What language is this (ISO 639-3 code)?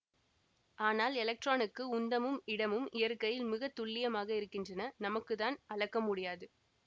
tam